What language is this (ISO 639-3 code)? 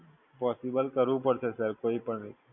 guj